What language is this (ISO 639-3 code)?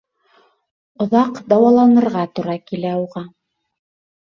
bak